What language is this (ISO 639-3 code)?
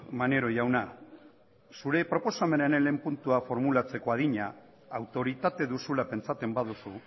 eus